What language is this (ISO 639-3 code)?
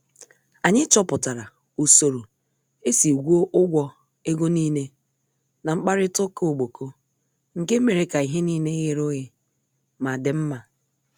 ibo